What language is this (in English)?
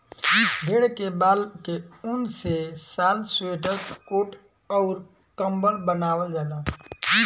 Bhojpuri